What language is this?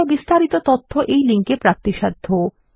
Bangla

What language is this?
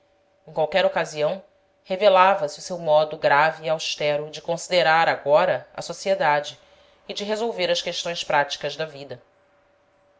Portuguese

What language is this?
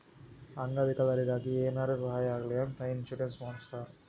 Kannada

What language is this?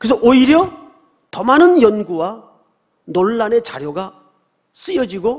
Korean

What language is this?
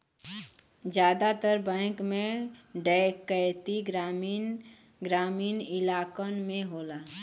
Bhojpuri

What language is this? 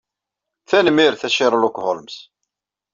Kabyle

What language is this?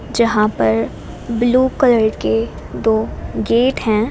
Hindi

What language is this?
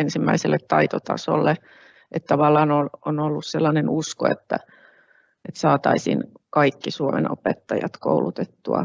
Finnish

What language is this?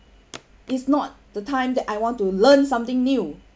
English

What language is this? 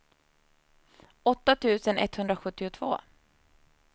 Swedish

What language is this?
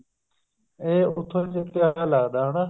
Punjabi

